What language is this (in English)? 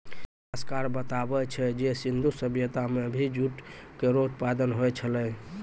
Maithili